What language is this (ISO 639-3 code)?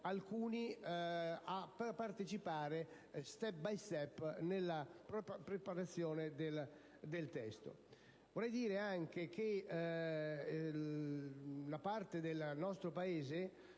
ita